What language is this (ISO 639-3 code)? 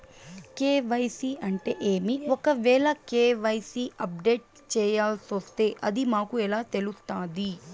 tel